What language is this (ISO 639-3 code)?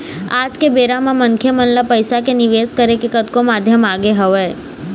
hne